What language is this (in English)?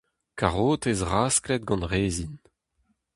Breton